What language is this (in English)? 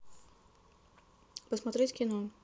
Russian